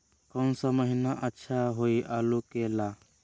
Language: Magahi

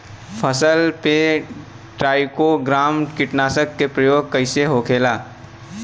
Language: Bhojpuri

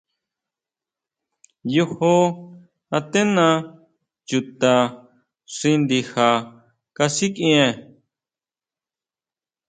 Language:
Huautla Mazatec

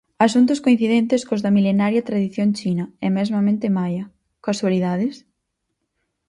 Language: Galician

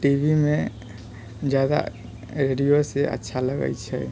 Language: Maithili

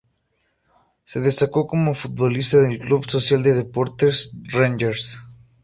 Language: Spanish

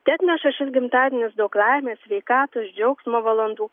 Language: Lithuanian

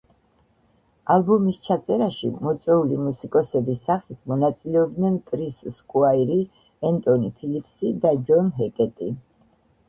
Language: Georgian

